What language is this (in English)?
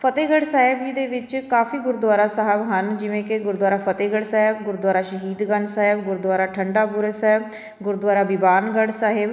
Punjabi